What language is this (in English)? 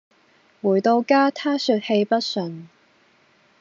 Cantonese